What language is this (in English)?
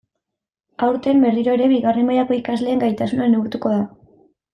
Basque